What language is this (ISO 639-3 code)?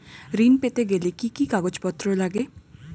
ben